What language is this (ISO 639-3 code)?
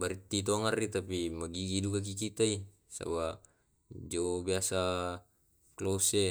rob